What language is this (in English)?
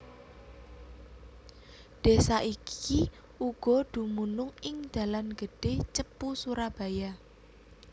Javanese